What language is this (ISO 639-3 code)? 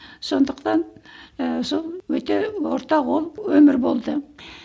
kaz